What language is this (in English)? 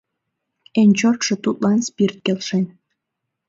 Mari